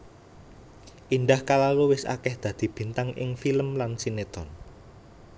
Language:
Javanese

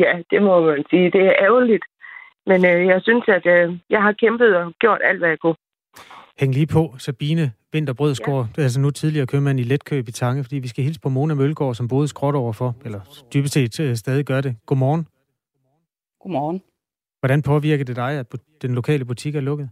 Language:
Danish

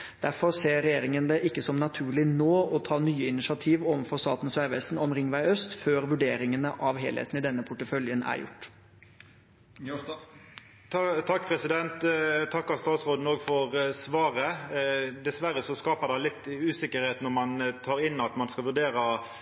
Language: Norwegian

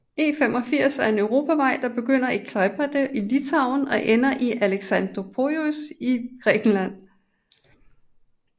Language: Danish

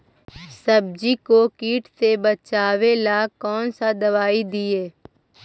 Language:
Magahi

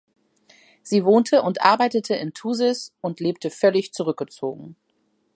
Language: German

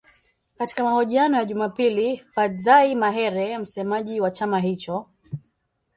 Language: Swahili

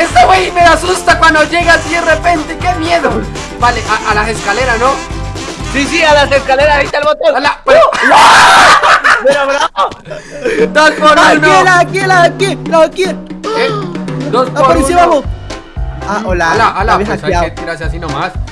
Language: Spanish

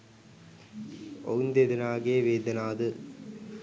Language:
Sinhala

